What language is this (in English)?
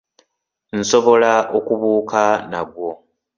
Ganda